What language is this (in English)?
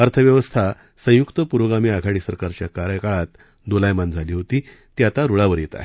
Marathi